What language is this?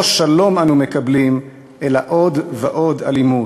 Hebrew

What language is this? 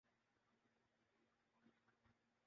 Urdu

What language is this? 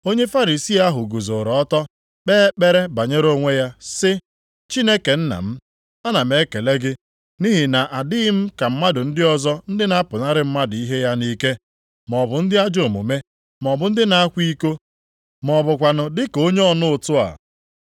Igbo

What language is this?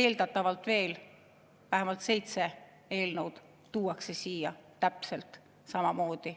Estonian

